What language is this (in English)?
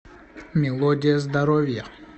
Russian